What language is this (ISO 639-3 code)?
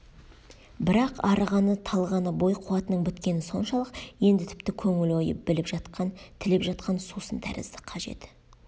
kaz